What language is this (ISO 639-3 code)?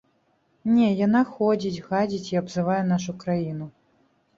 bel